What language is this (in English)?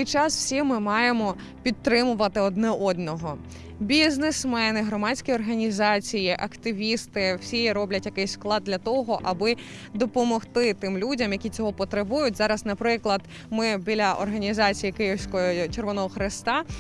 Ukrainian